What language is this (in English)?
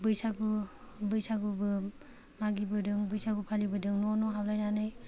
Bodo